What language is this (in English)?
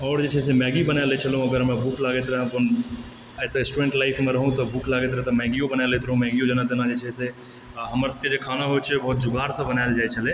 Maithili